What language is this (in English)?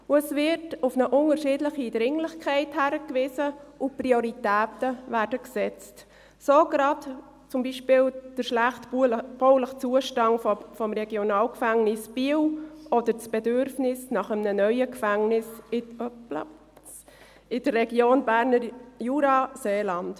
Swiss German